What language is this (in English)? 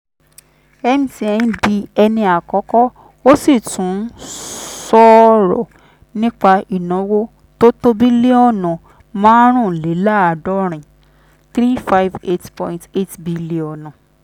Yoruba